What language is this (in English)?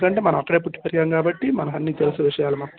Telugu